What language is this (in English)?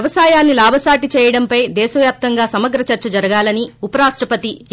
Telugu